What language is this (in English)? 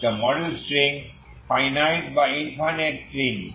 Bangla